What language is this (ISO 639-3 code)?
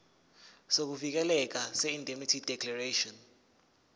zul